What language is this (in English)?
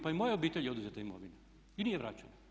Croatian